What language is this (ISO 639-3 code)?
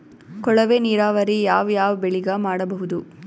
kan